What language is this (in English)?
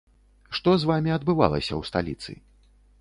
Belarusian